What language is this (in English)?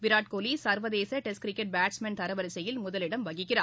Tamil